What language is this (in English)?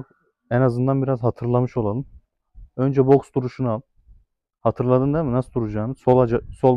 Turkish